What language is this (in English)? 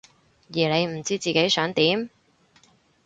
Cantonese